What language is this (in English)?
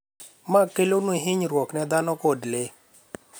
Luo (Kenya and Tanzania)